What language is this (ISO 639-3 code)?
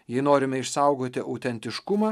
lit